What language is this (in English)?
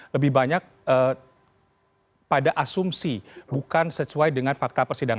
Indonesian